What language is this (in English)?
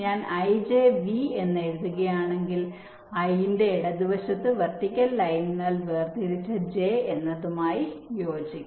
Malayalam